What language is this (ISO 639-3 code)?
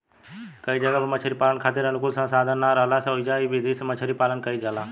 bho